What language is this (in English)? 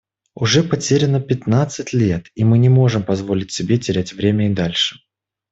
Russian